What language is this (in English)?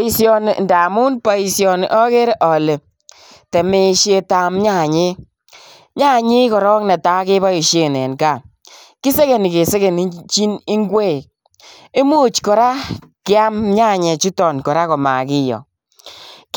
Kalenjin